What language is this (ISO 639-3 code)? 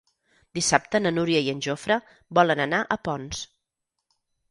cat